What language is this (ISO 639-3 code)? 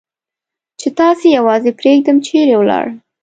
pus